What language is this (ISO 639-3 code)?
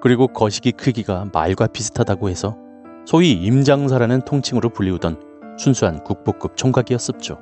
kor